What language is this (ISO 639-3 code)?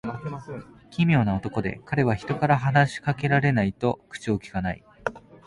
jpn